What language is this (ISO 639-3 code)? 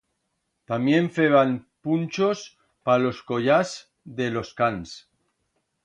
arg